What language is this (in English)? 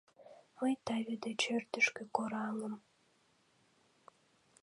Mari